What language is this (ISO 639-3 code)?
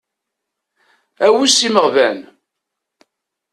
kab